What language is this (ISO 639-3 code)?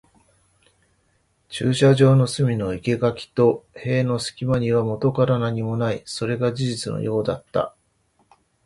jpn